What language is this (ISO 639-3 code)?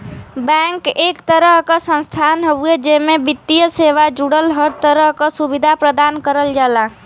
bho